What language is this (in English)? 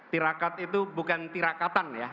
Indonesian